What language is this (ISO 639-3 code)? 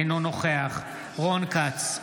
heb